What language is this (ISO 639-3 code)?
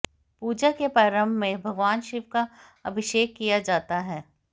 hin